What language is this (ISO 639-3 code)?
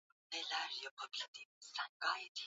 swa